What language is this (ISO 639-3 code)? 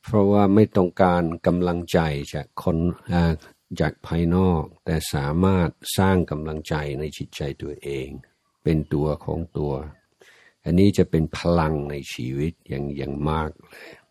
tha